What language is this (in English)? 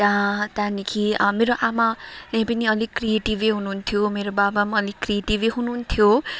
Nepali